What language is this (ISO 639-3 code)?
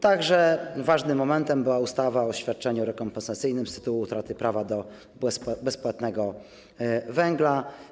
pol